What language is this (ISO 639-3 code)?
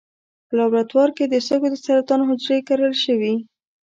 pus